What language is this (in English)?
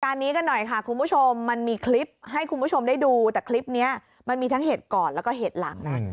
Thai